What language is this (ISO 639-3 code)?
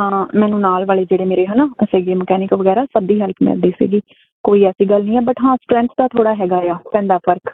pan